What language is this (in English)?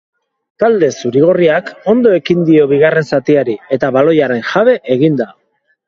Basque